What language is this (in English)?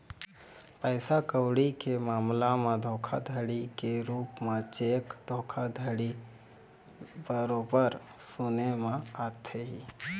Chhattisgarhi